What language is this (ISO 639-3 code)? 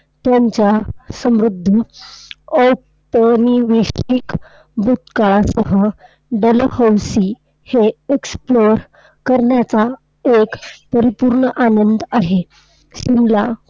mar